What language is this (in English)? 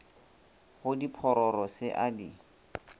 Northern Sotho